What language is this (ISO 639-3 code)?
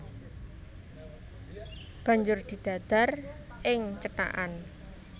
jav